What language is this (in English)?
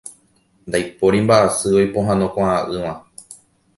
Guarani